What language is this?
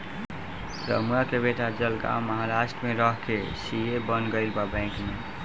Bhojpuri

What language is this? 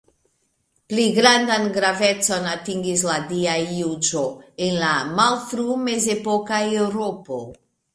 Esperanto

